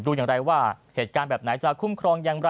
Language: Thai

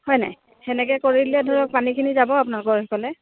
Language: Assamese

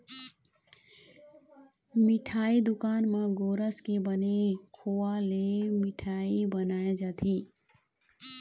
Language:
Chhattisgarhi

